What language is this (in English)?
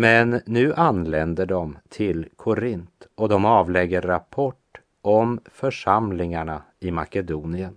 Swedish